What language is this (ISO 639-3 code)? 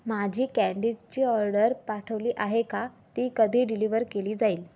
mar